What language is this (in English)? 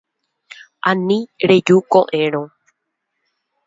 Guarani